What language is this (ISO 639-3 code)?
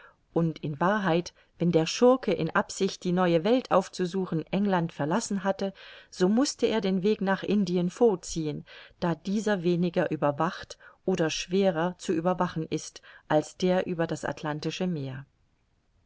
deu